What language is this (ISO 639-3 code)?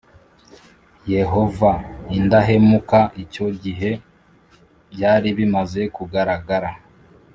kin